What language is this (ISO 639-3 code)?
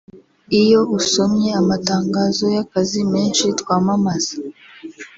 kin